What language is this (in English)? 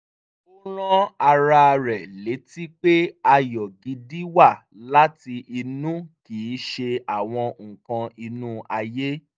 Yoruba